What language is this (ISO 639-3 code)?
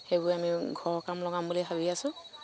asm